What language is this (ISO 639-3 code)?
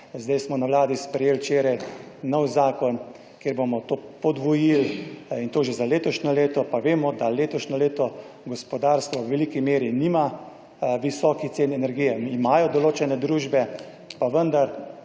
slv